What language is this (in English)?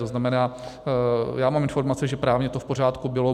Czech